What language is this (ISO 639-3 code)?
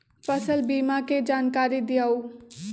mag